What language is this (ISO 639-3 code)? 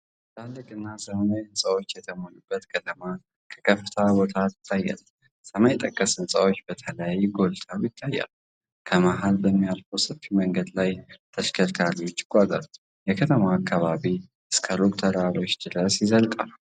amh